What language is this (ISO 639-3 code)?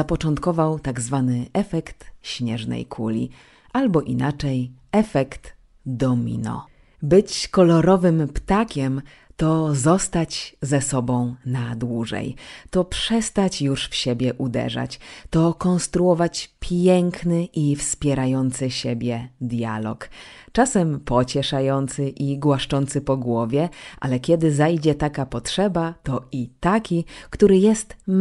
pol